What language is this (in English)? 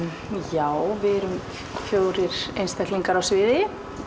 Icelandic